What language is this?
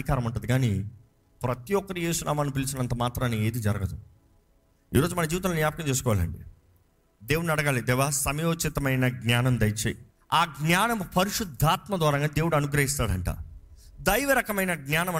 Telugu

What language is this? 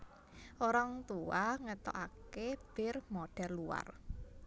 Javanese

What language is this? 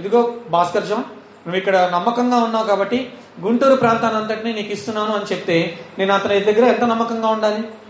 Telugu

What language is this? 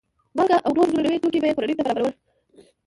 Pashto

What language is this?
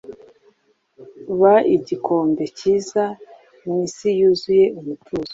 Kinyarwanda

